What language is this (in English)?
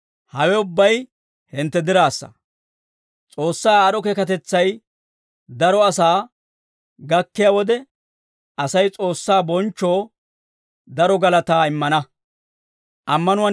Dawro